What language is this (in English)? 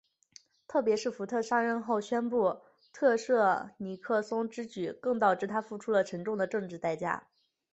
Chinese